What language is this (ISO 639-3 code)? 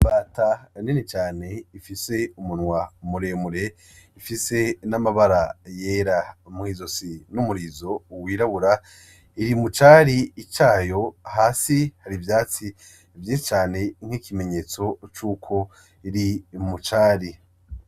run